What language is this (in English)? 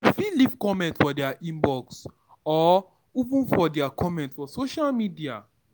Nigerian Pidgin